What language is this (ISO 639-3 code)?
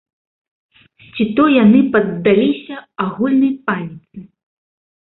bel